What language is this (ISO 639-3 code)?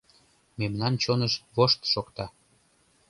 chm